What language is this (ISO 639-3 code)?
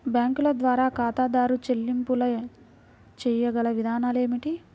tel